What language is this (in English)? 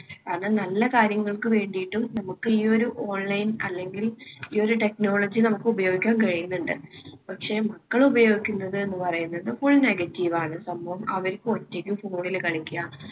Malayalam